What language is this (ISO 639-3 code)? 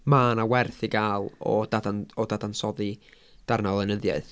cym